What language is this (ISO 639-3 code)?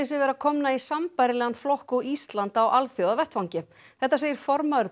isl